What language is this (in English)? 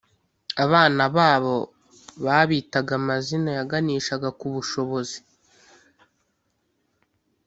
Kinyarwanda